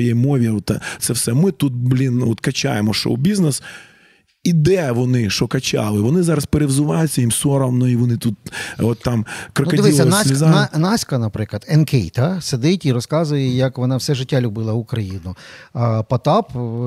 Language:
Ukrainian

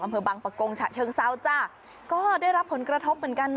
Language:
Thai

